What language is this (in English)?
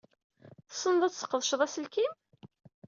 Kabyle